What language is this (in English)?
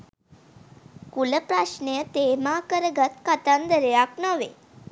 Sinhala